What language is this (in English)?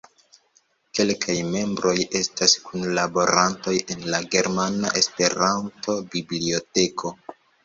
Esperanto